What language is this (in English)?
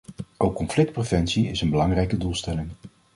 Dutch